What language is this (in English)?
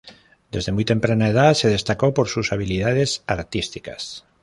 Spanish